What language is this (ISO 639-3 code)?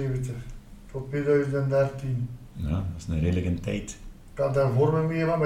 nld